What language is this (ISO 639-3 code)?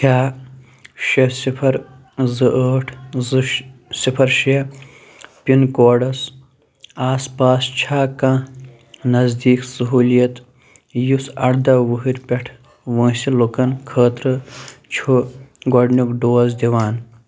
kas